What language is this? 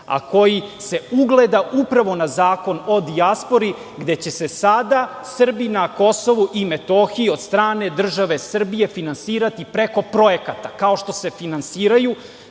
Serbian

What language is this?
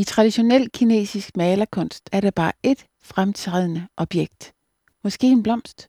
Danish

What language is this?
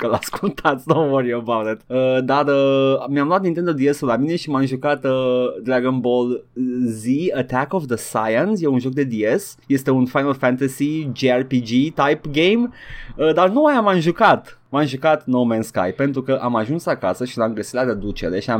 Romanian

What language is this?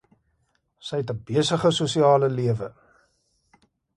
Afrikaans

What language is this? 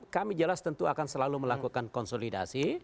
Indonesian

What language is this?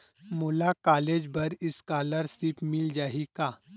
Chhattisgarhi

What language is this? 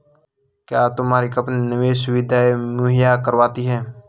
Hindi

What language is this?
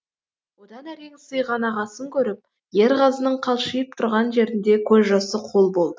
Kazakh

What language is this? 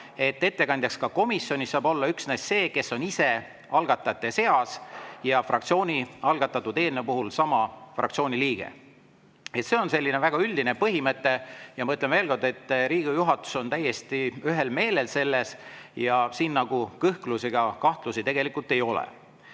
Estonian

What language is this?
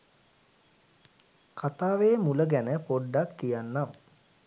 Sinhala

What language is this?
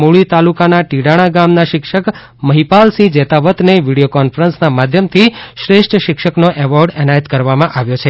Gujarati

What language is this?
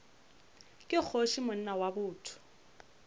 Northern Sotho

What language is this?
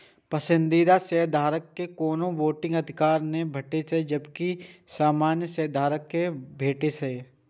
Maithili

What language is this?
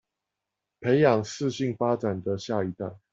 Chinese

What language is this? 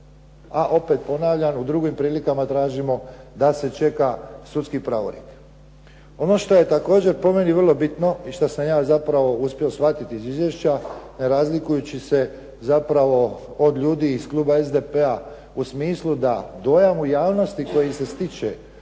Croatian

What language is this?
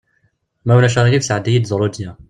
Kabyle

